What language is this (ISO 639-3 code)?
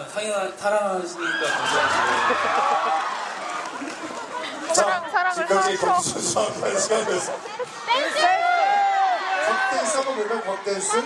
kor